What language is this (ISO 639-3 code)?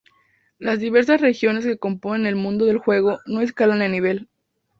spa